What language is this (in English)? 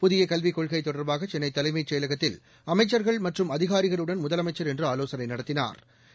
Tamil